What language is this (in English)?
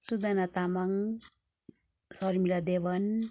Nepali